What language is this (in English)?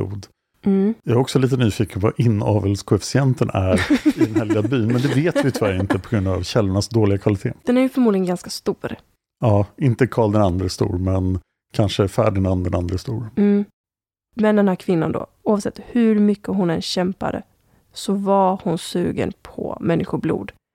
Swedish